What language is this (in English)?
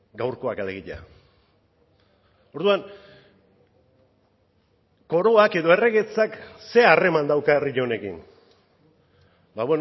Basque